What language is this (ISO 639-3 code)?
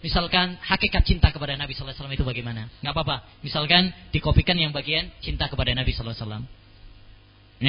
msa